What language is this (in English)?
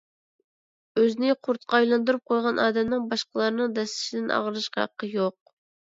Uyghur